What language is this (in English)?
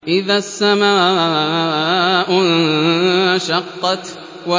Arabic